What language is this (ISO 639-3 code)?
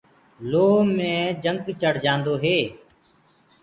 ggg